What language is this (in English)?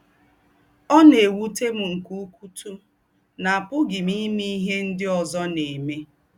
Igbo